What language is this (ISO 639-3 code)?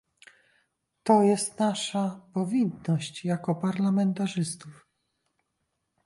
pol